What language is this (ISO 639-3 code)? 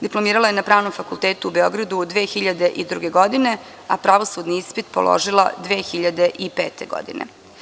srp